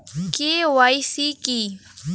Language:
Bangla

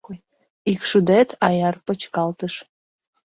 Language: Mari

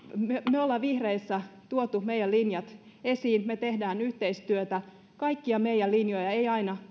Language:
Finnish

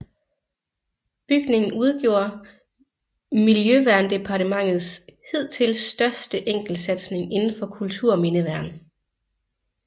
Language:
Danish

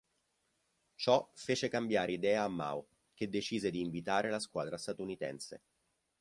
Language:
Italian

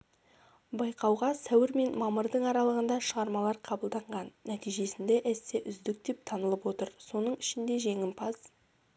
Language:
Kazakh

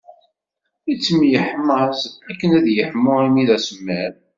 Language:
Kabyle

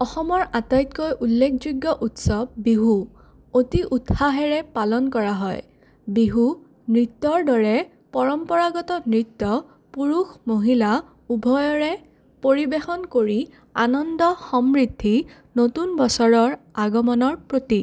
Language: Assamese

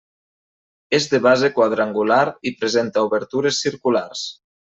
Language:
Catalan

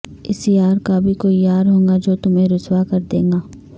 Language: Urdu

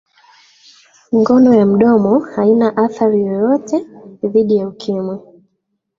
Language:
Swahili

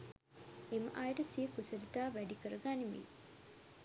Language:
Sinhala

